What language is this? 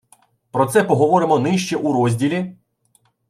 Ukrainian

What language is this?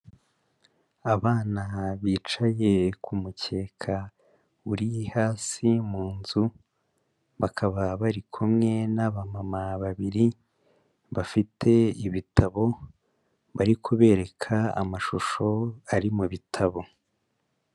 Kinyarwanda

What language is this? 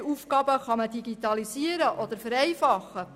Swiss German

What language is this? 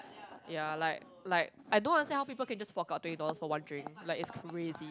English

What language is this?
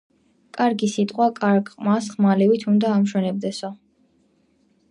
Georgian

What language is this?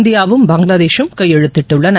Tamil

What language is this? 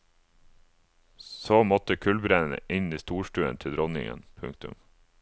Norwegian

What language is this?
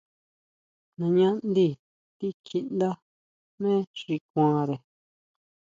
Huautla Mazatec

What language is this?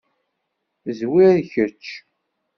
Kabyle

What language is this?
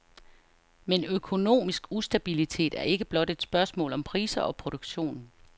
Danish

